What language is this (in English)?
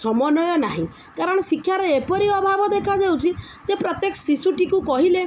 Odia